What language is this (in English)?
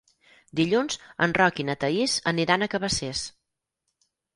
Catalan